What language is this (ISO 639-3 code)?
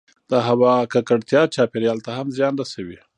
pus